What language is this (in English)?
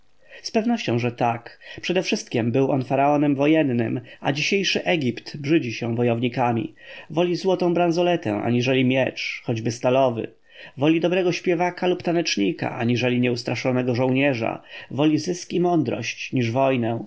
Polish